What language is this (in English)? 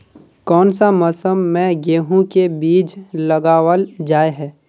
Magahi